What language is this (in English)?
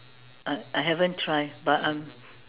English